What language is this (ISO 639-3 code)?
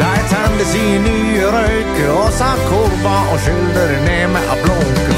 lav